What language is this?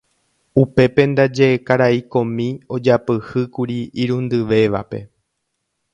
Guarani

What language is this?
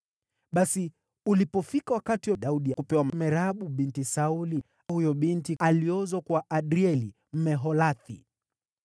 Swahili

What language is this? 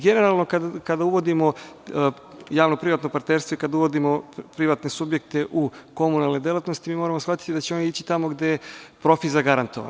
Serbian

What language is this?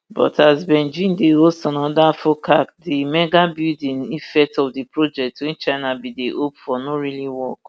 Nigerian Pidgin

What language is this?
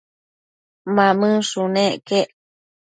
Matsés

